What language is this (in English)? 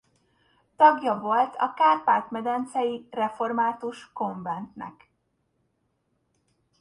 Hungarian